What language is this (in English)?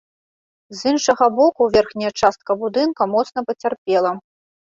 Belarusian